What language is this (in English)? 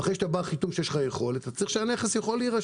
Hebrew